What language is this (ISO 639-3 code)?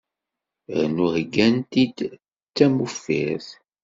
kab